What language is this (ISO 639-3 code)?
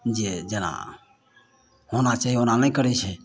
mai